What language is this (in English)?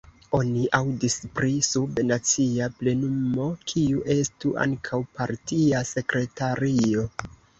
Esperanto